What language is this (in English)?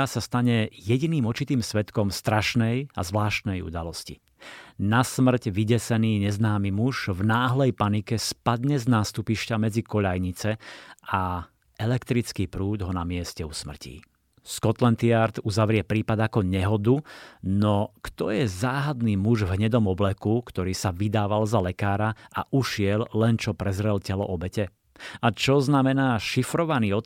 Slovak